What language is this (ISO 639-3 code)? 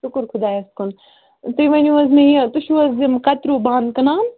kas